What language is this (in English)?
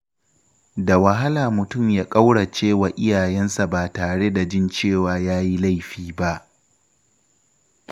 Hausa